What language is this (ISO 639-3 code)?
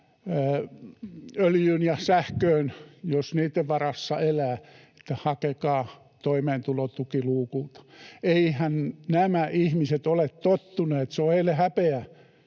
fin